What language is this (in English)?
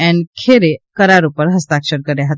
Gujarati